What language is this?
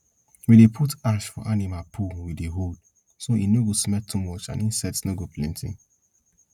Nigerian Pidgin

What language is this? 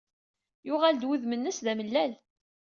Kabyle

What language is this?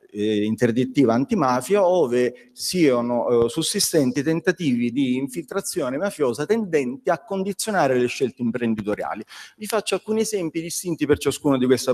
Italian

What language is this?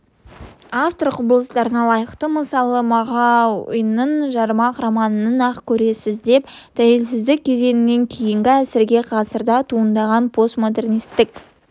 Kazakh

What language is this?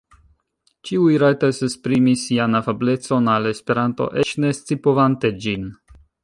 Esperanto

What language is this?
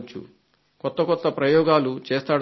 Telugu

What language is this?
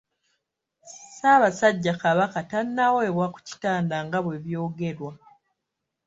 Ganda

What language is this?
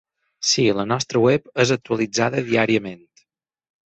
Catalan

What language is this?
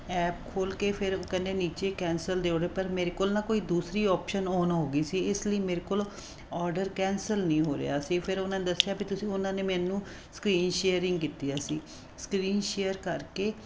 Punjabi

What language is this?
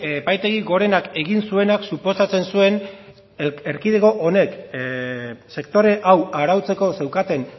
Basque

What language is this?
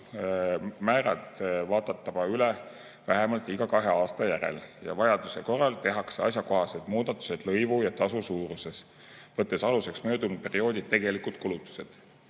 Estonian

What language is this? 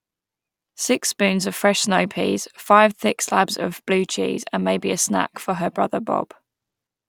English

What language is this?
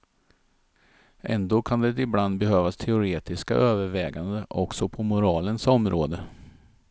Swedish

